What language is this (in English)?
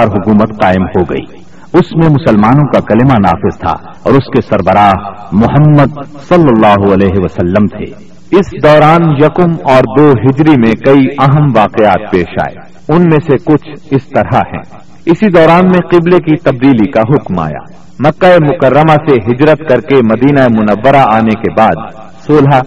Urdu